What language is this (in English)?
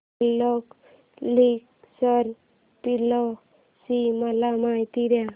Marathi